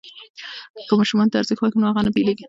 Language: Pashto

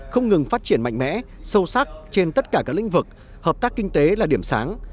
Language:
Vietnamese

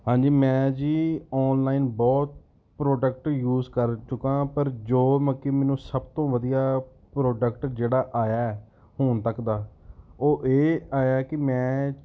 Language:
Punjabi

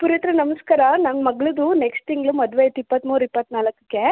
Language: Kannada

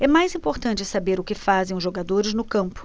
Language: Portuguese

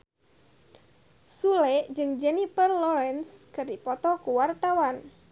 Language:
Sundanese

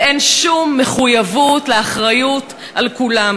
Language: Hebrew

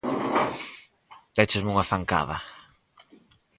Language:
Galician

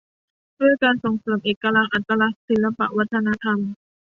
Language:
Thai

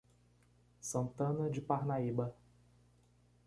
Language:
Portuguese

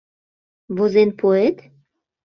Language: Mari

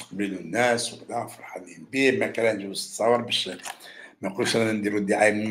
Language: Arabic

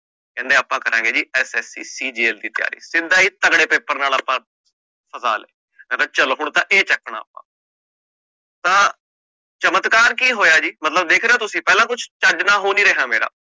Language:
Punjabi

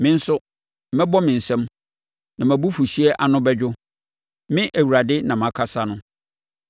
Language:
Akan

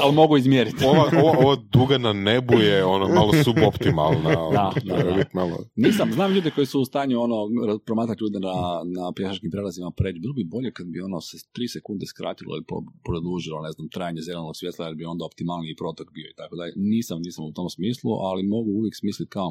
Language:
Croatian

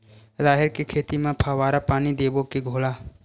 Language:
Chhattisgarhi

